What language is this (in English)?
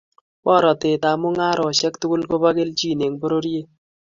Kalenjin